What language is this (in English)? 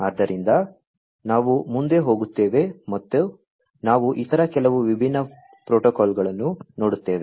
Kannada